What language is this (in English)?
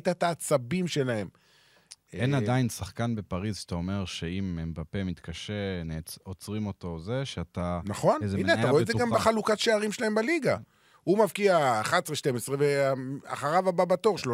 Hebrew